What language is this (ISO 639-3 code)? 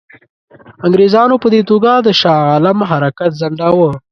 pus